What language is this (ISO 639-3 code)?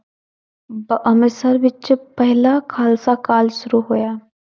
pan